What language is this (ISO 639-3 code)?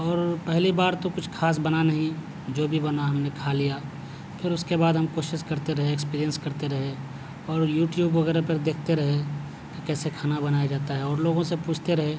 urd